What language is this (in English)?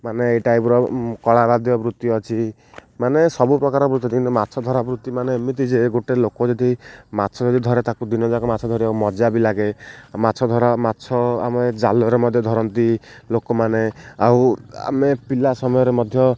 Odia